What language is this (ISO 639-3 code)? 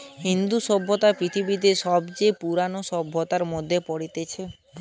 ben